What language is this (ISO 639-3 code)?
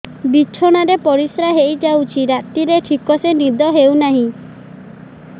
ori